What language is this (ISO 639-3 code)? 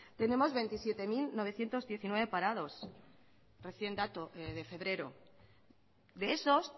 spa